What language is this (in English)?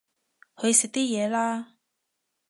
Cantonese